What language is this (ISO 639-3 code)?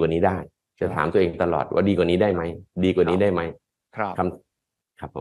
tha